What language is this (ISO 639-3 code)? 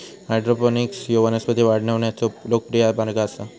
mar